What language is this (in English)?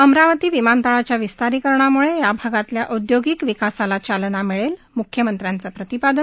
Marathi